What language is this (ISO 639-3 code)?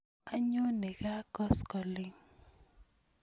kln